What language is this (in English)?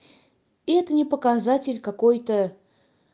Russian